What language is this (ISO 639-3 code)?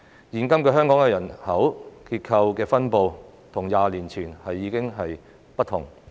yue